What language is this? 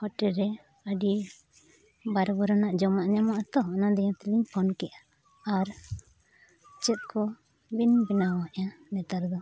Santali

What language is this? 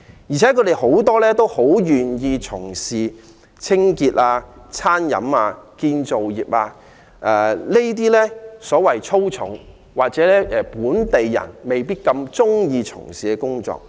Cantonese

